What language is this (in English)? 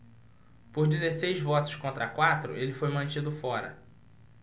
Portuguese